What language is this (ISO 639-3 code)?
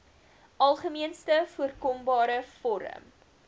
afr